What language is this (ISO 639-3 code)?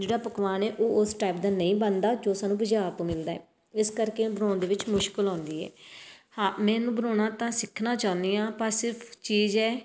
pan